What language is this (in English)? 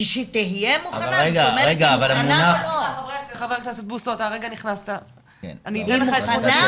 Hebrew